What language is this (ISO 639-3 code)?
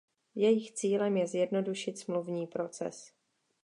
ces